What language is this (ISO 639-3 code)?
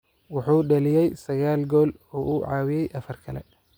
som